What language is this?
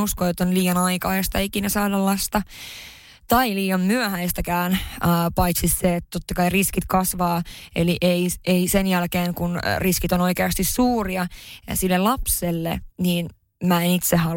Finnish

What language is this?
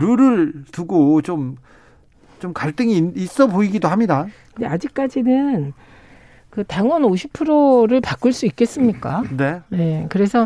Korean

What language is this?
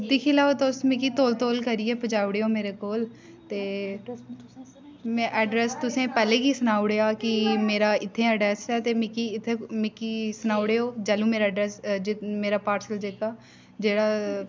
Dogri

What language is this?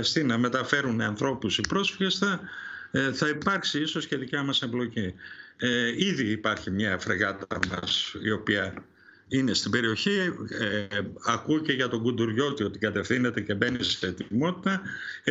Greek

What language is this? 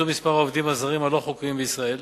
Hebrew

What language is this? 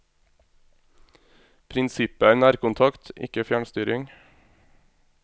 Norwegian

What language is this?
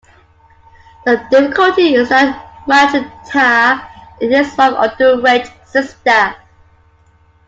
English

